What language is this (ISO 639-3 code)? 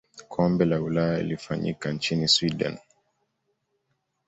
swa